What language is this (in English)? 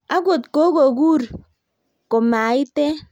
Kalenjin